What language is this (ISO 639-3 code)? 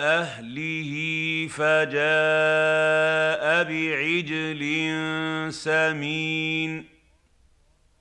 ara